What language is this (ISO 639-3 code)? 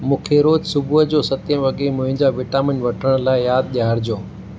snd